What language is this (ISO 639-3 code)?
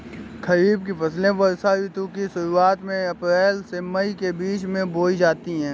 hin